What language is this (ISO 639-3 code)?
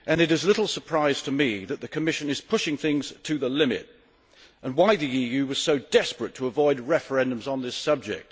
eng